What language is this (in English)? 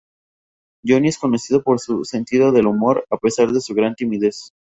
Spanish